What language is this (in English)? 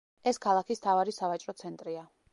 Georgian